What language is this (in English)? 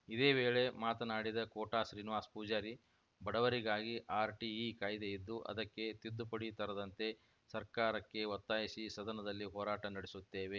Kannada